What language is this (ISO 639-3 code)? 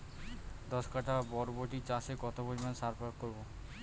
ben